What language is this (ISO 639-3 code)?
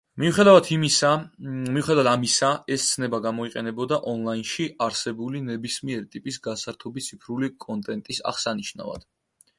kat